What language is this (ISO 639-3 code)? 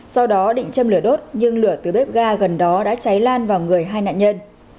vie